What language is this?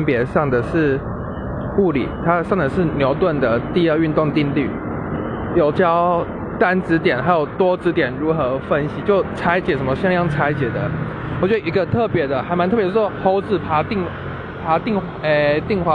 Chinese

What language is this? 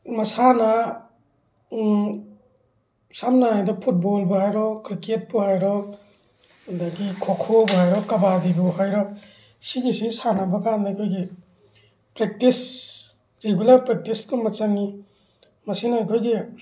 Manipuri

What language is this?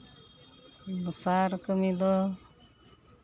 Santali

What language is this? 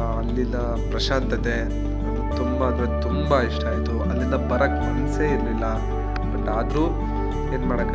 Kannada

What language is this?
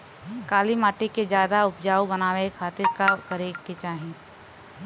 Bhojpuri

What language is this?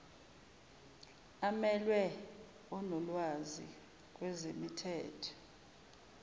Zulu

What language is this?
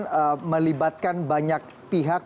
Indonesian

